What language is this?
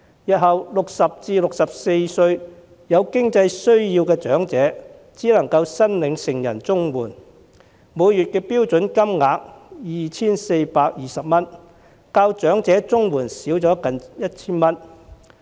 Cantonese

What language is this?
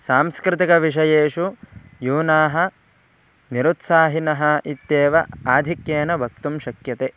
Sanskrit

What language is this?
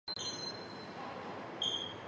Chinese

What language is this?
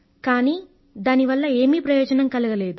Telugu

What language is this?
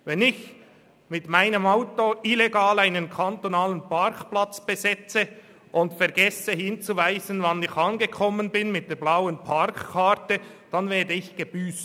Swiss German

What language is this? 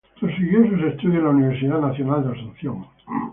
Spanish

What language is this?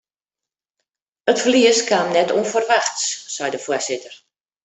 Western Frisian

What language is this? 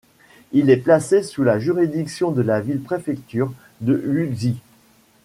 French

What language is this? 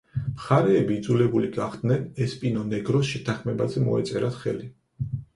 Georgian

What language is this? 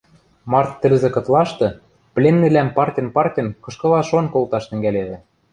Western Mari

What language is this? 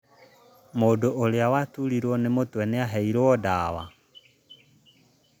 Kikuyu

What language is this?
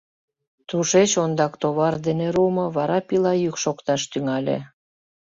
Mari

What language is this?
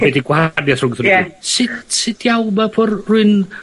Welsh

